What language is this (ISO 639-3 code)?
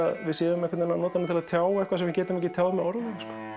isl